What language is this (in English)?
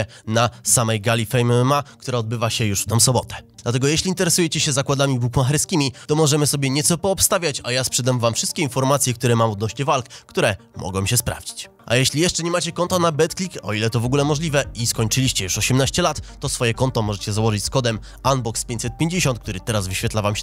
Polish